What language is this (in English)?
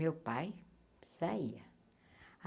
Portuguese